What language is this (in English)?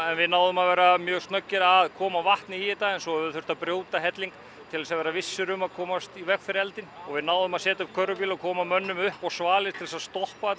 Icelandic